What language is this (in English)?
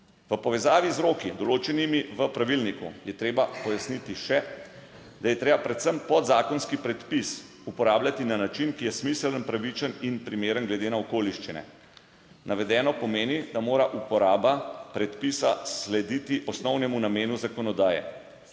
Slovenian